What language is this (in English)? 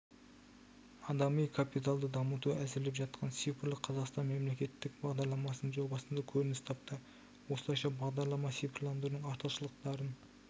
Kazakh